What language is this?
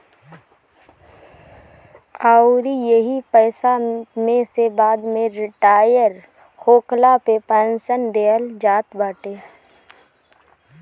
Bhojpuri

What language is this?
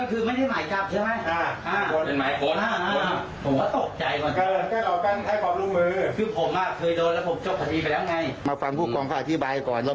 Thai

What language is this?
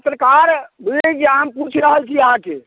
Maithili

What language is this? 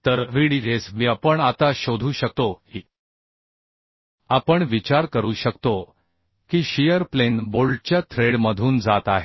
Marathi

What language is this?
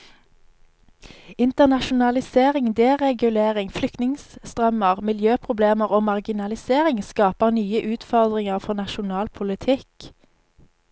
Norwegian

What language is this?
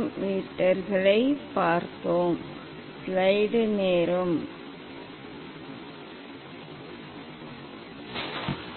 Tamil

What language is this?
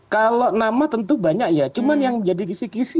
Indonesian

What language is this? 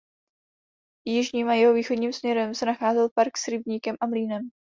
Czech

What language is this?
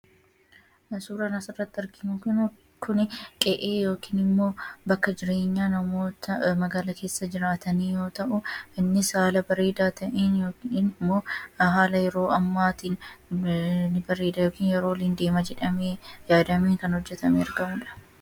Oromo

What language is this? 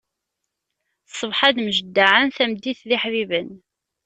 Kabyle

